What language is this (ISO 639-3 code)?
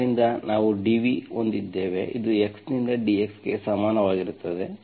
kan